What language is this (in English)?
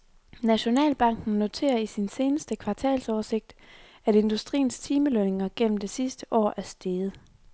Danish